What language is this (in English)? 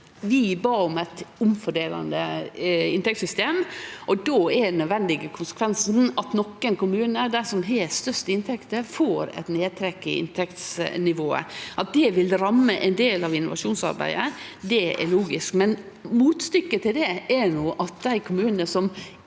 Norwegian